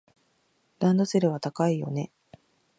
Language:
Japanese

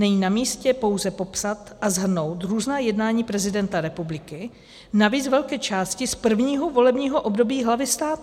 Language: Czech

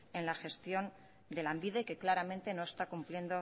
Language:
Spanish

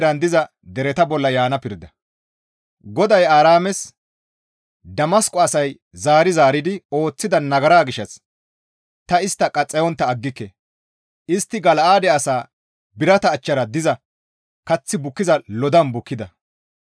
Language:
Gamo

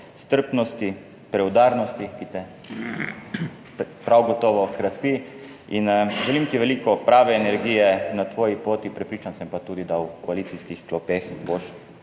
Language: Slovenian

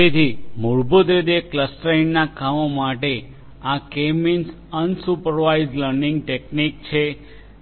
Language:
Gujarati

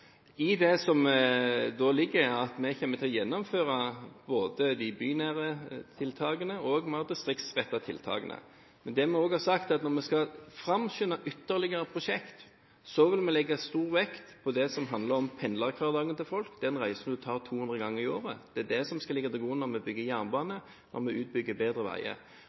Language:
Norwegian Bokmål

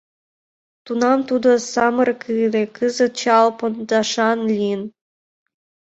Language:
Mari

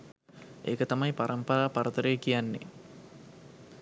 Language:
Sinhala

